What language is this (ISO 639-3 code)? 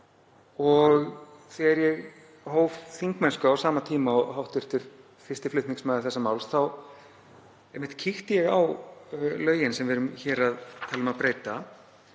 isl